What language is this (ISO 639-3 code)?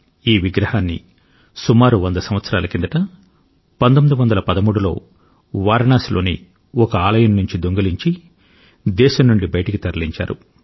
tel